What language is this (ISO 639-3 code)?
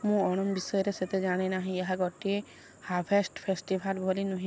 ori